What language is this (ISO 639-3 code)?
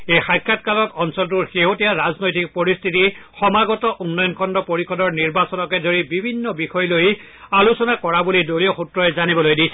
asm